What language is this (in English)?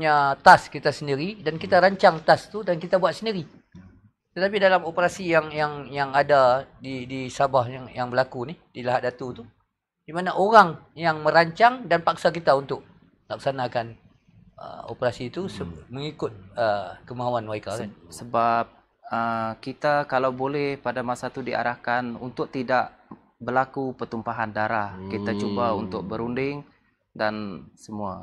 Malay